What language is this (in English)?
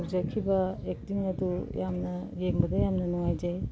Manipuri